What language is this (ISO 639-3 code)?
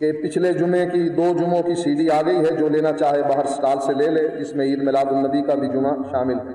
urd